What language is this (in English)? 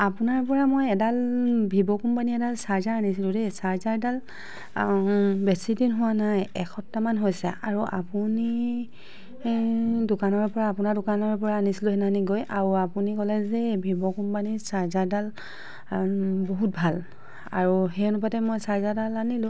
Assamese